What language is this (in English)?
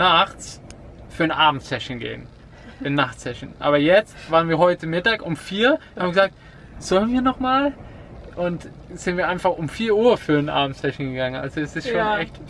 German